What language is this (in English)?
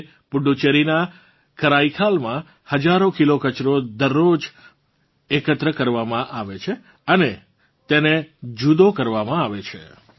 Gujarati